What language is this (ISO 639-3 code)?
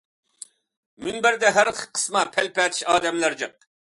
uig